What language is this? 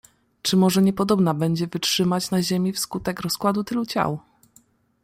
Polish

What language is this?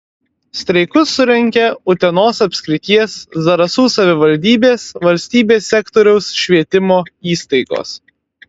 Lithuanian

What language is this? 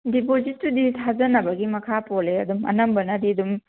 Manipuri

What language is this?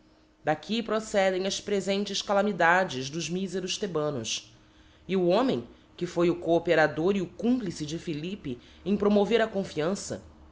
Portuguese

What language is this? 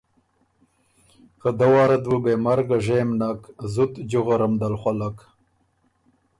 Ormuri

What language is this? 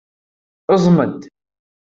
Kabyle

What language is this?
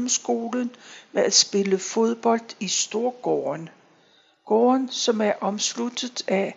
Danish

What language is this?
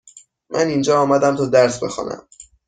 Persian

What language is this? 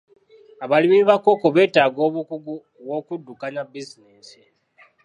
Ganda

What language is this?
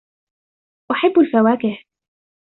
Arabic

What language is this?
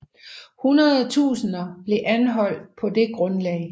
Danish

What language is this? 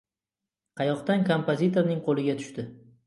Uzbek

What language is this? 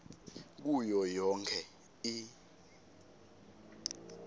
Swati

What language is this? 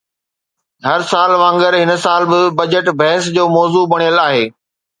Sindhi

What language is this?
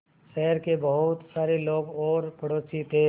Hindi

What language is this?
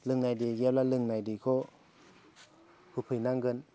Bodo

